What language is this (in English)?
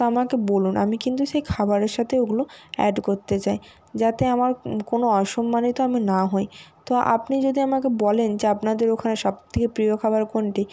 Bangla